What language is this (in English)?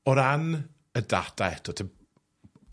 Welsh